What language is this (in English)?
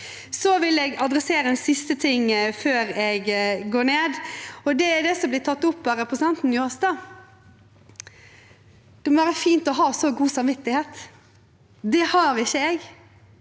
Norwegian